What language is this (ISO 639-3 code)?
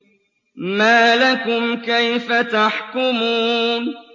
ara